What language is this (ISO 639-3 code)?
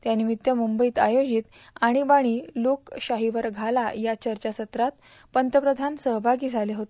mar